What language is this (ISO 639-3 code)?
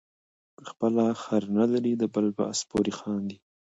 pus